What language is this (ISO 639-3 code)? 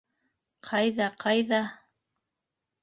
bak